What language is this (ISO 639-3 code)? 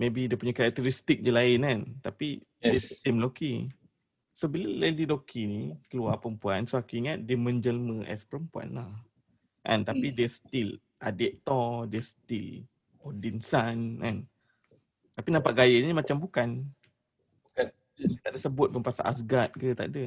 msa